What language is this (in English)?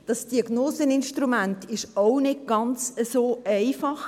Swiss German